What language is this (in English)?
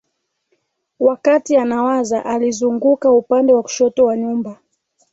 Swahili